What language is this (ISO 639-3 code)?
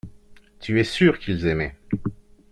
fra